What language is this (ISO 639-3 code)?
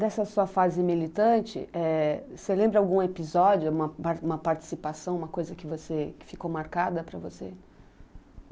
por